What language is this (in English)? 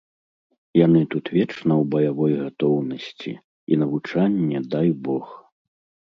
Belarusian